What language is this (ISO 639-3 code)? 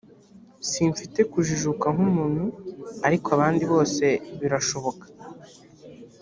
kin